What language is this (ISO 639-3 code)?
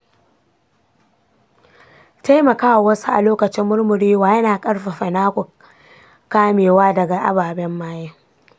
hau